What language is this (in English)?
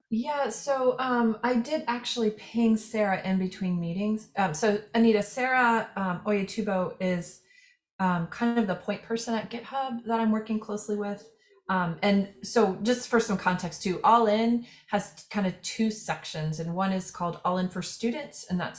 English